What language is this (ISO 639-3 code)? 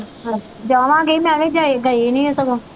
pan